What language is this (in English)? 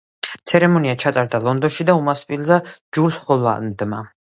Georgian